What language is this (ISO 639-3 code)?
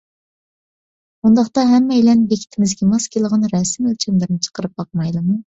uig